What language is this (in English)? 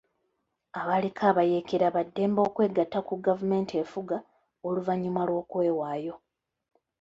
Ganda